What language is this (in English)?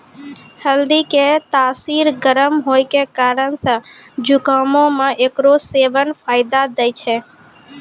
Maithili